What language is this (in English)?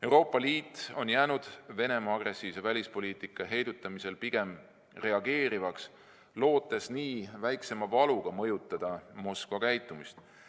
Estonian